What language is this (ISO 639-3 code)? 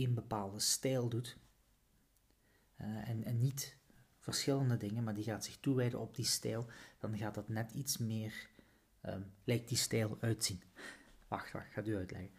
nld